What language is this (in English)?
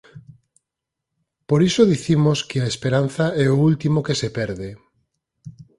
Galician